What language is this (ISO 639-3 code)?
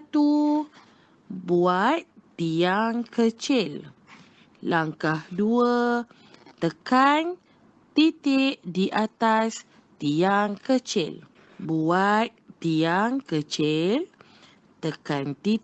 msa